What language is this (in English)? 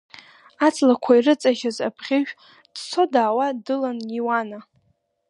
Abkhazian